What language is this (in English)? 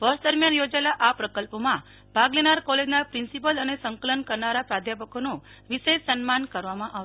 Gujarati